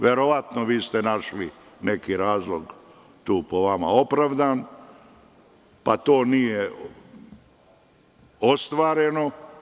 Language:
Serbian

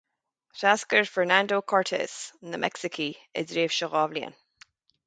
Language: Irish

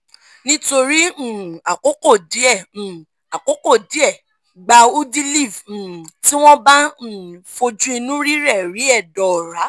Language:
Yoruba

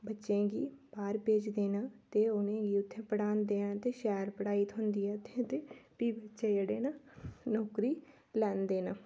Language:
Dogri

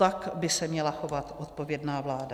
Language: Czech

